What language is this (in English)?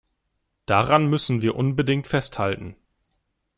German